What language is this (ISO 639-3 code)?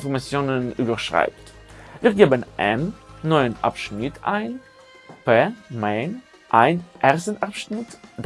deu